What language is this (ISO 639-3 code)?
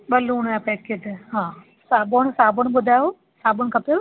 snd